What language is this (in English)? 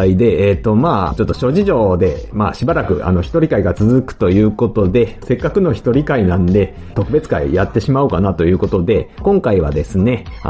Japanese